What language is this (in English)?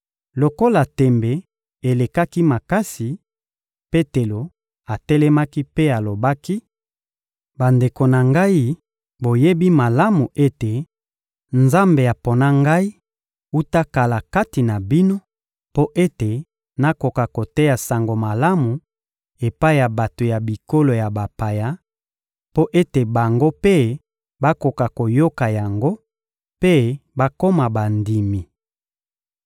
Lingala